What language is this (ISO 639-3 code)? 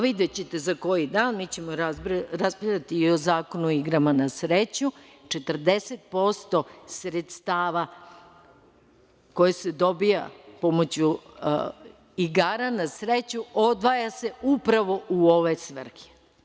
srp